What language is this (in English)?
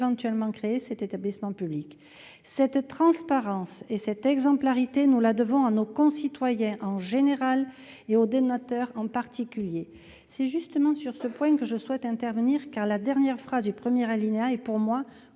French